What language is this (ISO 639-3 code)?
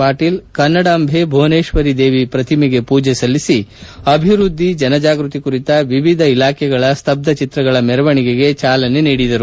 kan